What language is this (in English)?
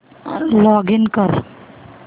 Marathi